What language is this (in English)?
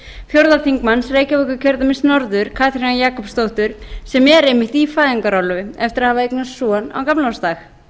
Icelandic